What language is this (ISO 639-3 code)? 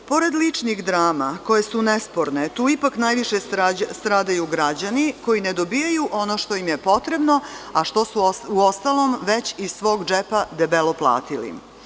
srp